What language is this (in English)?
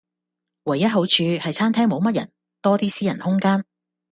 Cantonese